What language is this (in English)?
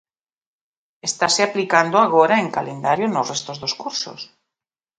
Galician